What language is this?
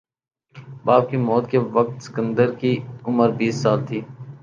Urdu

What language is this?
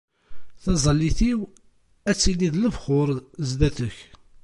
Kabyle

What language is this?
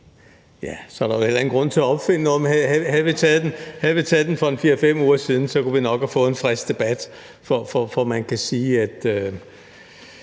Danish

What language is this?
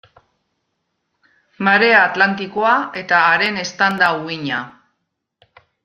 Basque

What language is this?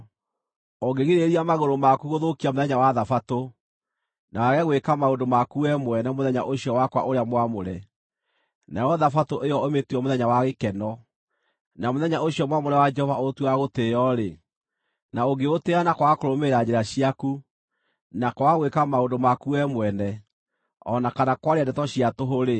Kikuyu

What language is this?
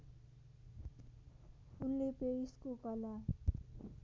Nepali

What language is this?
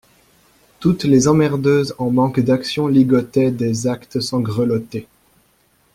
French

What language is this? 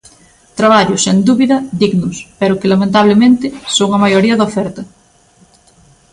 Galician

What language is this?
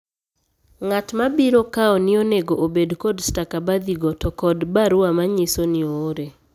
Luo (Kenya and Tanzania)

